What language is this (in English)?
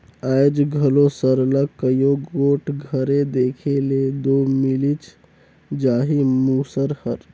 Chhattisgarhi